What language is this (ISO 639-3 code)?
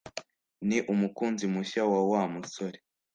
kin